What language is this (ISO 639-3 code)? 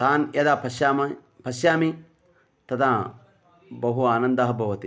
san